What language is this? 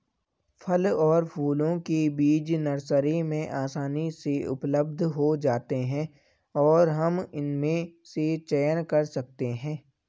Hindi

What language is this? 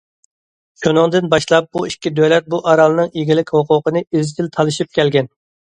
Uyghur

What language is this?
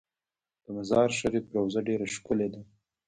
Pashto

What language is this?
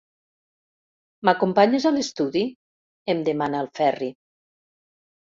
Catalan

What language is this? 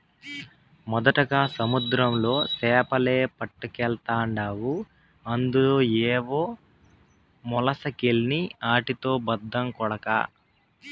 Telugu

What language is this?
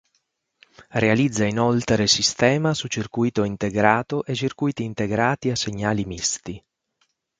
Italian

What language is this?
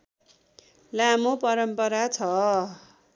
Nepali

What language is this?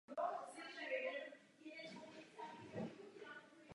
Czech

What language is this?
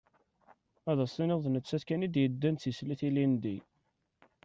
Kabyle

